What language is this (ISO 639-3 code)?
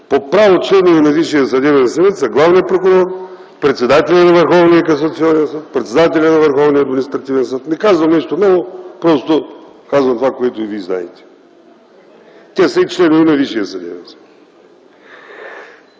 bul